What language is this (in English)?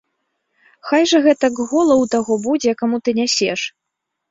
Belarusian